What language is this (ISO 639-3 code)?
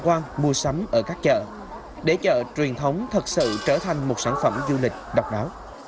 vie